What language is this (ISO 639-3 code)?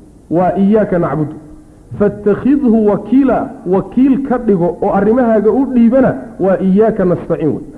ara